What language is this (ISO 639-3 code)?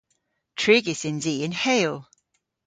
cor